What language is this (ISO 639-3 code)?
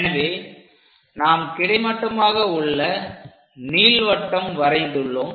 tam